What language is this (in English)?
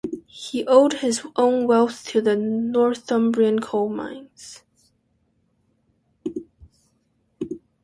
English